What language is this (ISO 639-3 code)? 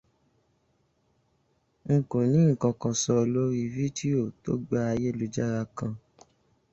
yor